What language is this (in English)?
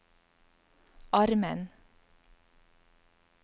Norwegian